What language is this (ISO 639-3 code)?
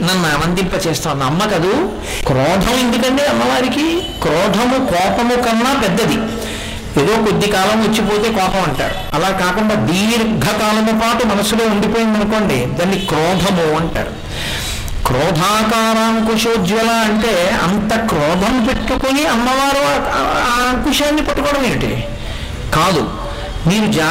tel